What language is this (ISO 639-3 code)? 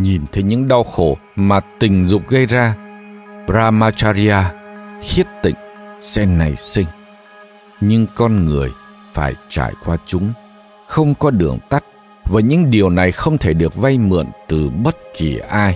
vie